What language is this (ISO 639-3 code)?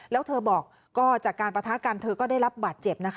tha